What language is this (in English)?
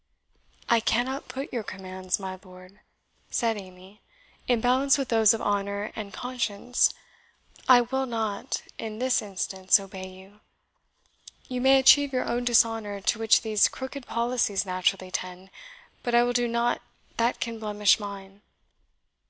English